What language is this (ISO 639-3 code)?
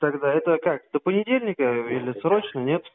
rus